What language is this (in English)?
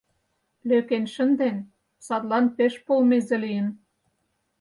Mari